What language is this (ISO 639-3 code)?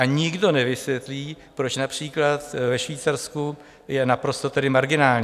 ces